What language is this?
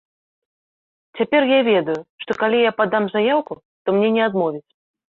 Belarusian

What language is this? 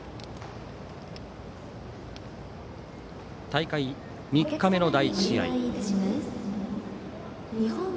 Japanese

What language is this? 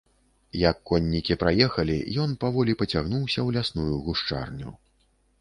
Belarusian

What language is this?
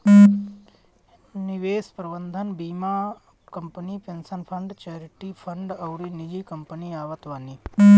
Bhojpuri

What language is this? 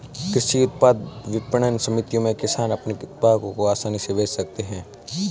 Hindi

